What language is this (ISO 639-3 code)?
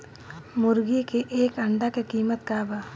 bho